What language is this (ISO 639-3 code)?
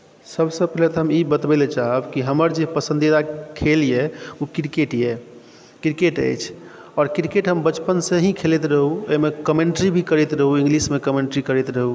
mai